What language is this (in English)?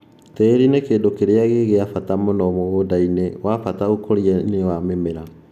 Kikuyu